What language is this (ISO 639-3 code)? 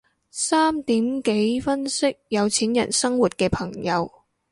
yue